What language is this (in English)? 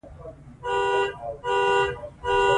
Pashto